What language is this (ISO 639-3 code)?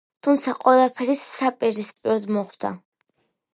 kat